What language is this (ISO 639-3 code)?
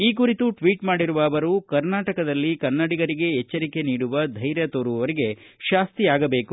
kan